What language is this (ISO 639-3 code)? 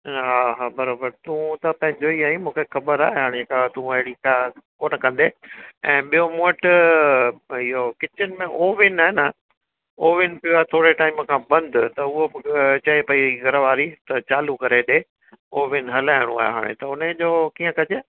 snd